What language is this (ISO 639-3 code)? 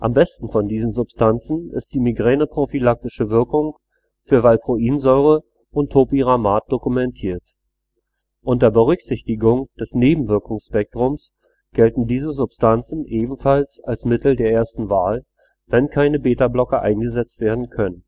deu